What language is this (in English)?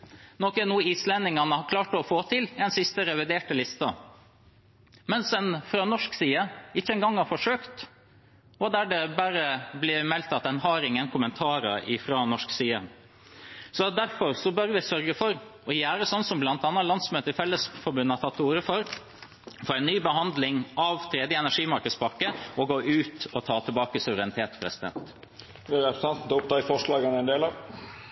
Norwegian